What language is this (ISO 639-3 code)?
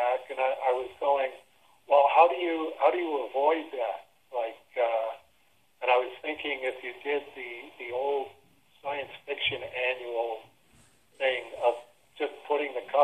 eng